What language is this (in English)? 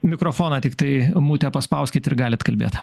Lithuanian